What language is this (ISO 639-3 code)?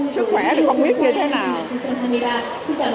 vie